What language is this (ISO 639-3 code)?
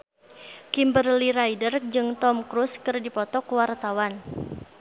sun